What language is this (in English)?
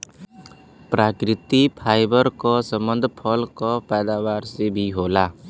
Bhojpuri